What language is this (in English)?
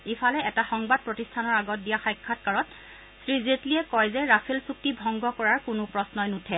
Assamese